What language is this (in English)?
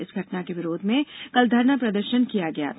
Hindi